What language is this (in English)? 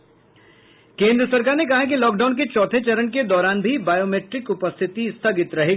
Hindi